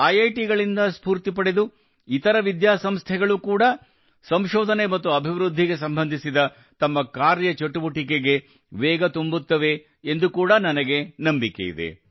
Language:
Kannada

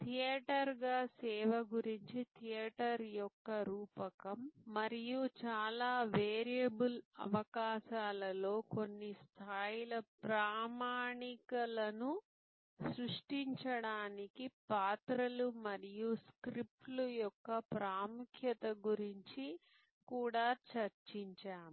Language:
Telugu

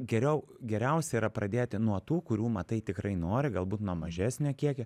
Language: Lithuanian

